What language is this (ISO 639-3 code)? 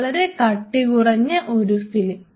mal